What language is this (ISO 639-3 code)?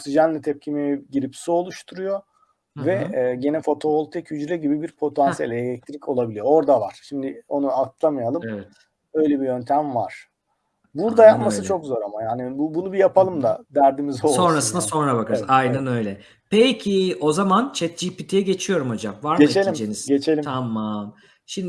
tur